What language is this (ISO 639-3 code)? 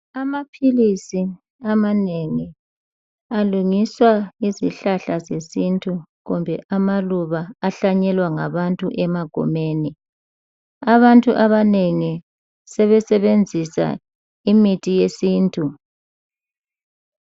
nde